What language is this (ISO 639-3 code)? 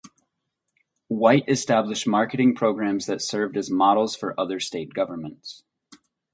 eng